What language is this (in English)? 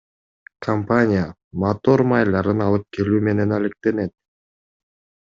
Kyrgyz